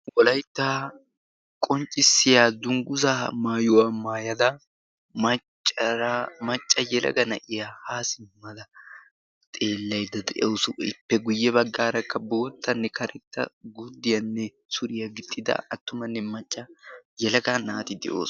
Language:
Wolaytta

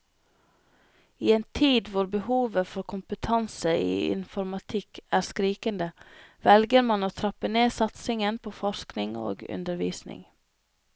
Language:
Norwegian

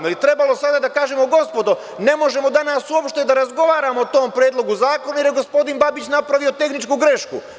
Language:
Serbian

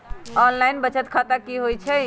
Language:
Magahi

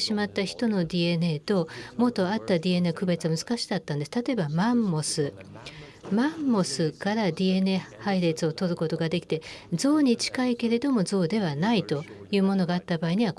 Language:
Japanese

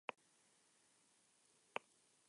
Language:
Spanish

